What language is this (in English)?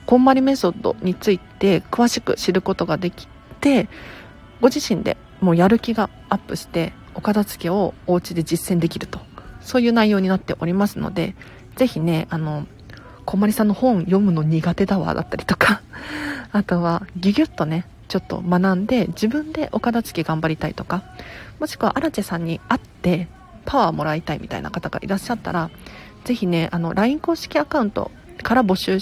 Japanese